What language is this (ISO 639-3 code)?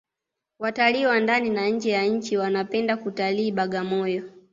swa